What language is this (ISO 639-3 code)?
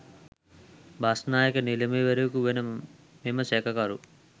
sin